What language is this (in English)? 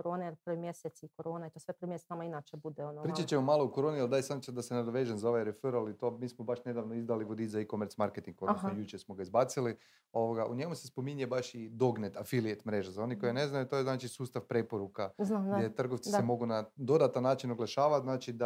Croatian